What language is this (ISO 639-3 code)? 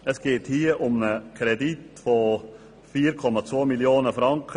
gsw